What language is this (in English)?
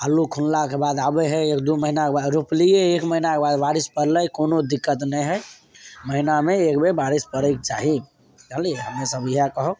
Maithili